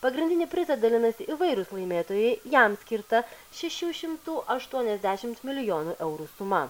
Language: Lithuanian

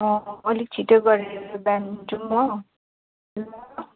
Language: Nepali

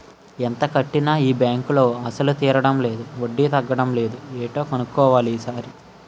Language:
Telugu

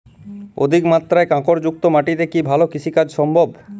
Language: Bangla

